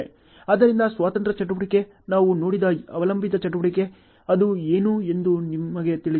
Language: Kannada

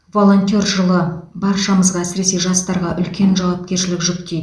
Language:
Kazakh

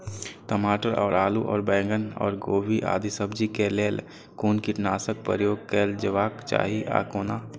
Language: Maithili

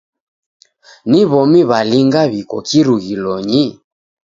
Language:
Taita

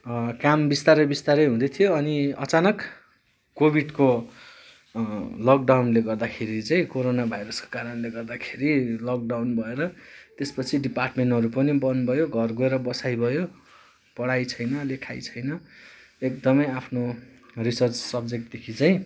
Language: Nepali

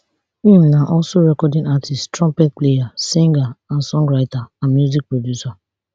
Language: Nigerian Pidgin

